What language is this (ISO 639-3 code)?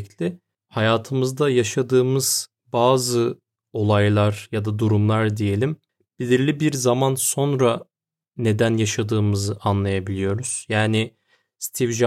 tur